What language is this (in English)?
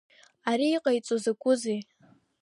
Abkhazian